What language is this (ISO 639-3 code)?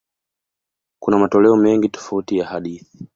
swa